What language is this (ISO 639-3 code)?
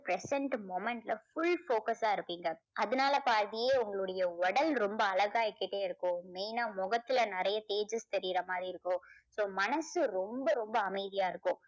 tam